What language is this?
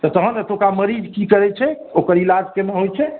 Maithili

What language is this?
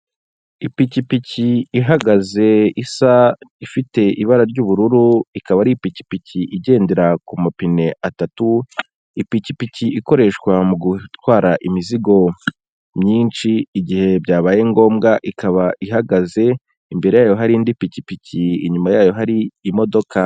Kinyarwanda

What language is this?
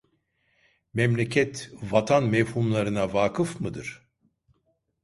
Turkish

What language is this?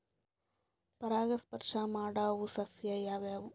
Kannada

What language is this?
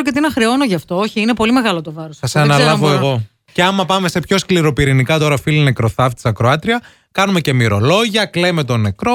Greek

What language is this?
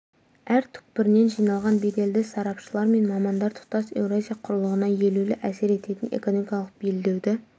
Kazakh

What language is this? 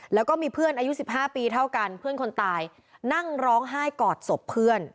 Thai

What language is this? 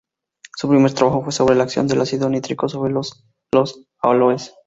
Spanish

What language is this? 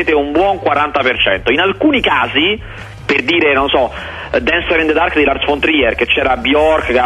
Italian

